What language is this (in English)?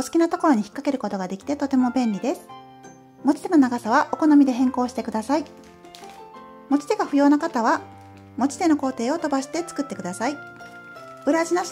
Japanese